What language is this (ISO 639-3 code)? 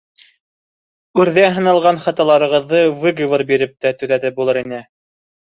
bak